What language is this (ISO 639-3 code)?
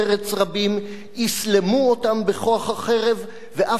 heb